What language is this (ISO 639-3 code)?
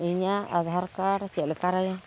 sat